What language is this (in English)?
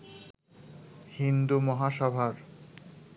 Bangla